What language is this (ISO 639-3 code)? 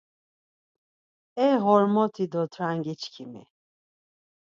lzz